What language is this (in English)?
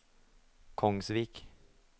Norwegian